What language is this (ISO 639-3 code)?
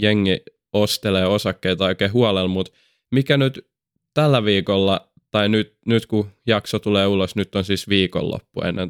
fin